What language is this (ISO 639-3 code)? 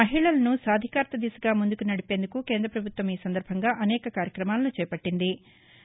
tel